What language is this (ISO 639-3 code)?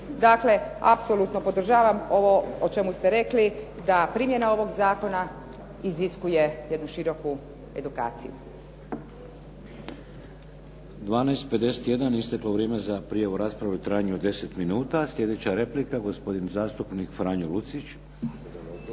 hrv